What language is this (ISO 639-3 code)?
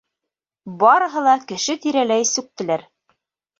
bak